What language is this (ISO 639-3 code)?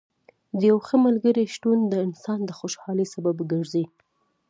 pus